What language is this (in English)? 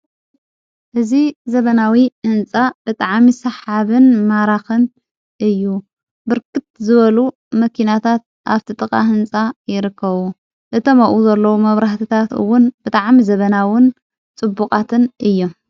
Tigrinya